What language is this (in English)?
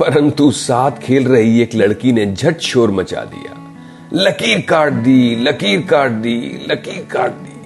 Hindi